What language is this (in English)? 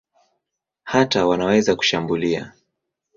Swahili